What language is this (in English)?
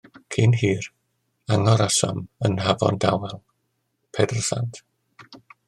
Welsh